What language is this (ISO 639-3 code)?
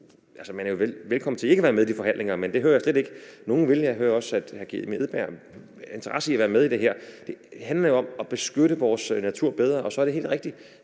dan